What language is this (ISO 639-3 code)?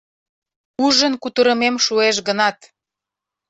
chm